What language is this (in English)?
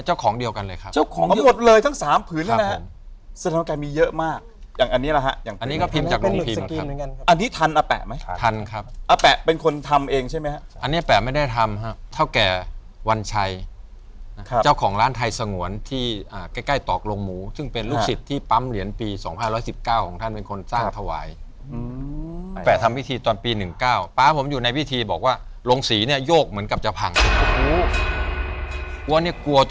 Thai